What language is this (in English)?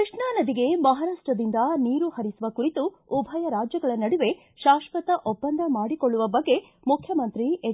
Kannada